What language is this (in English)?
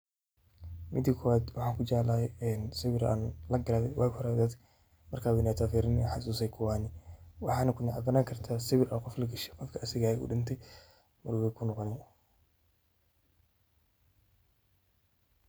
Somali